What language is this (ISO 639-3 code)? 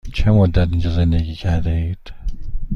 fas